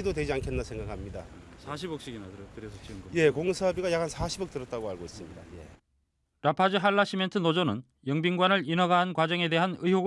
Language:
Korean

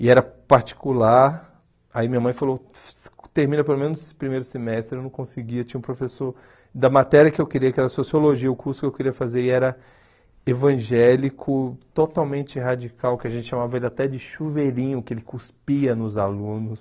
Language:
Portuguese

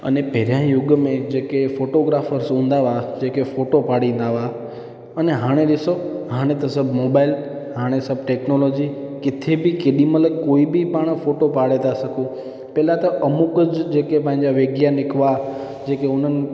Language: Sindhi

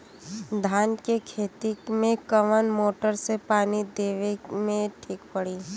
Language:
Bhojpuri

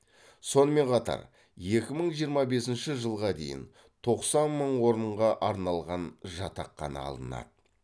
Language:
Kazakh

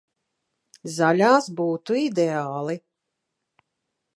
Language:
Latvian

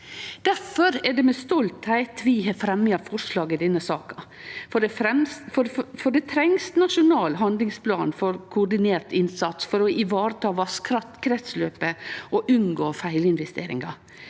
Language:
Norwegian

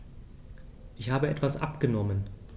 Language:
German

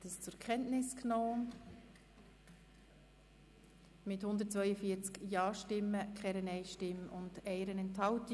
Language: Swiss German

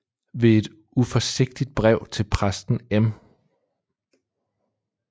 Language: Danish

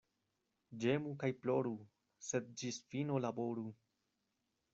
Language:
Esperanto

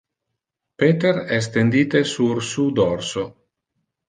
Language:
Interlingua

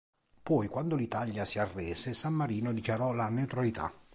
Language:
Italian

